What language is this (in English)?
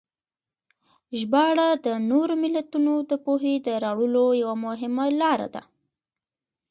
Pashto